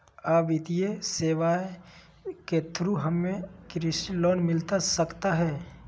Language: Magahi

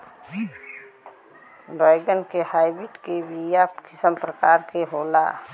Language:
Bhojpuri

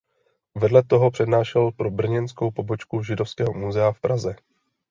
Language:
Czech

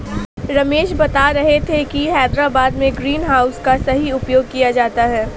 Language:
Hindi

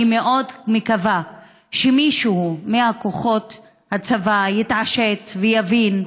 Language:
Hebrew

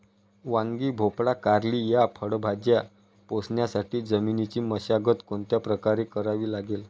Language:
Marathi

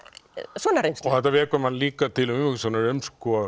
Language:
Icelandic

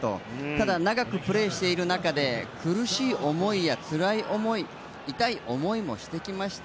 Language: Japanese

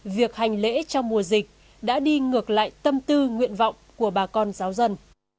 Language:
Vietnamese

